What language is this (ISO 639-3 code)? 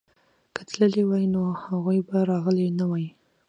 pus